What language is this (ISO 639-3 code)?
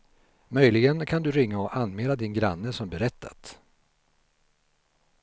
swe